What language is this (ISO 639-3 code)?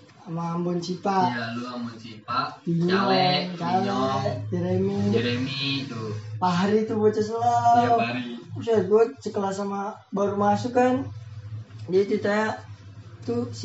ind